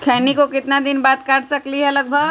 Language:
Magahi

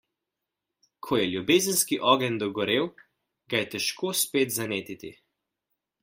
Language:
Slovenian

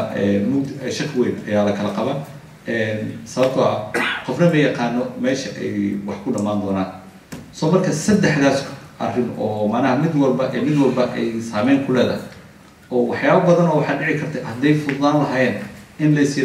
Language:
Arabic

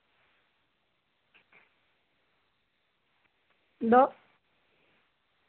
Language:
Santali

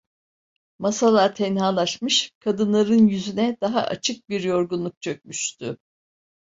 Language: Turkish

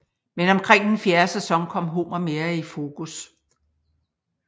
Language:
Danish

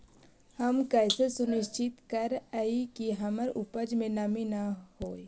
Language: Magahi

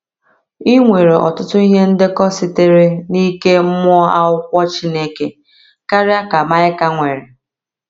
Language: Igbo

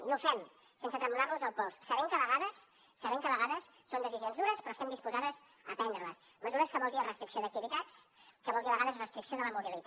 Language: Catalan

